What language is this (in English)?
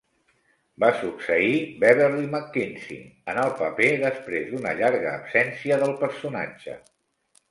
Catalan